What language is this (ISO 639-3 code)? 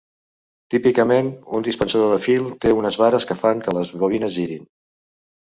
cat